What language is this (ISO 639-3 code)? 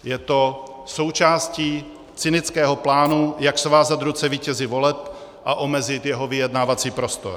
ces